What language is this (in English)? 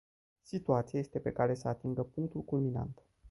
Romanian